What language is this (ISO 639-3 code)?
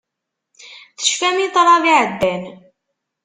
kab